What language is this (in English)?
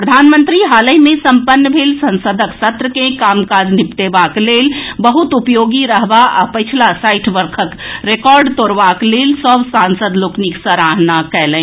Maithili